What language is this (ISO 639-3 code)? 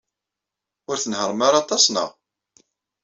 kab